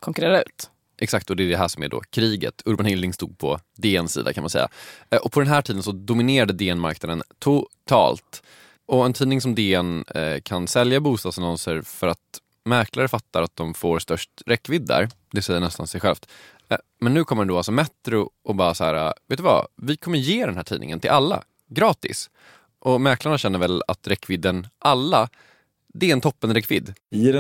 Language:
Swedish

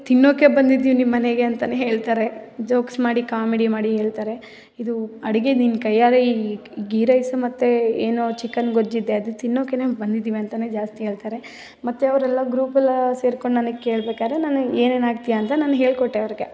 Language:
Kannada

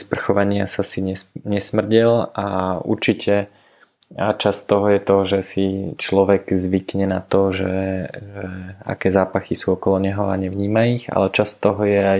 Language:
Slovak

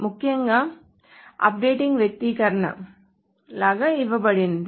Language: Telugu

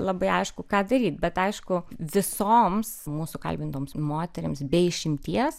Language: Lithuanian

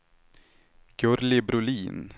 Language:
Swedish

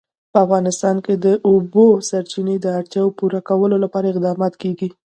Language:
Pashto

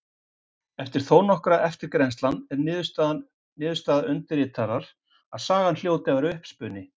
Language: Icelandic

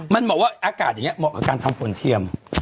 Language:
Thai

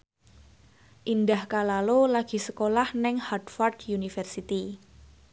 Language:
Javanese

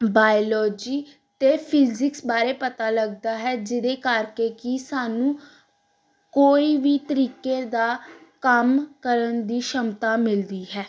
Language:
Punjabi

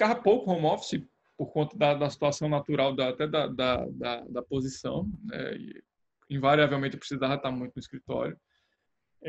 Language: Portuguese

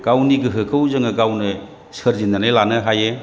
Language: Bodo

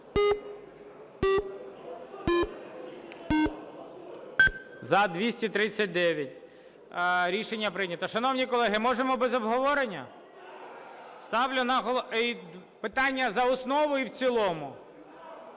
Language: Ukrainian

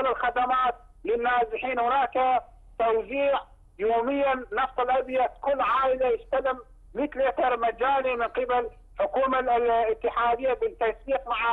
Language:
Arabic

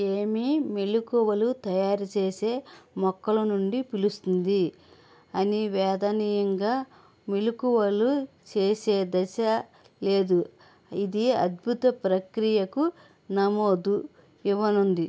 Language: Telugu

